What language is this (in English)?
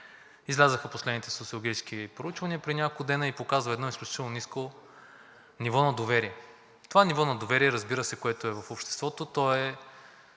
Bulgarian